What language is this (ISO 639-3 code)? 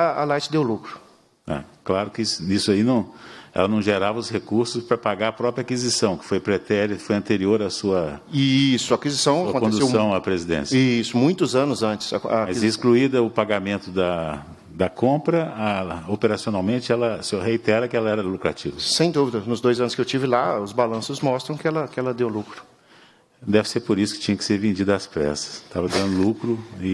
por